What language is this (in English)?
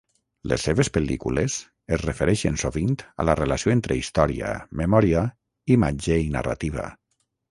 Catalan